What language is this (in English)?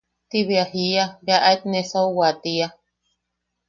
Yaqui